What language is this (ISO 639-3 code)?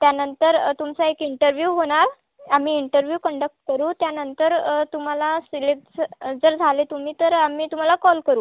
mar